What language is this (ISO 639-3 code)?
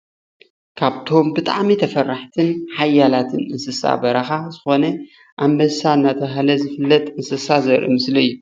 tir